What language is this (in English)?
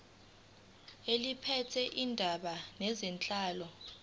Zulu